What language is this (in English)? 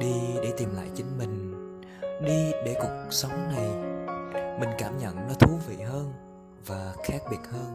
Vietnamese